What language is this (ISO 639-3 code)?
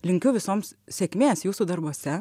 lit